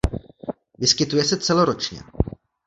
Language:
Czech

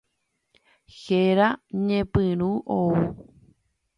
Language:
Guarani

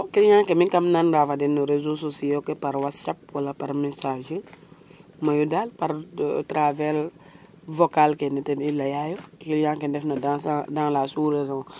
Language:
Serer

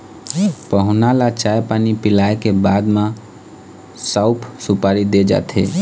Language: Chhattisgarhi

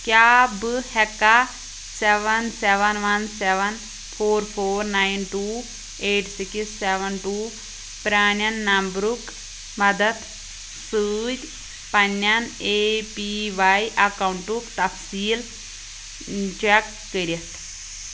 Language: Kashmiri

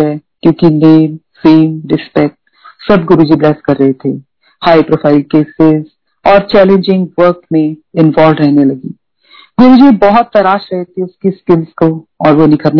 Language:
Hindi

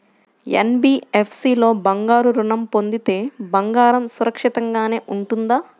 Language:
Telugu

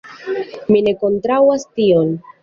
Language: Esperanto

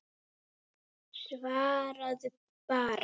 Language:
Icelandic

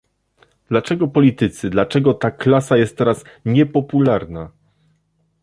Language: Polish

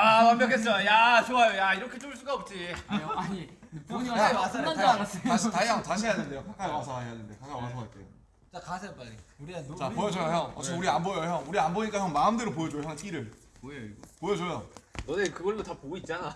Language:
Korean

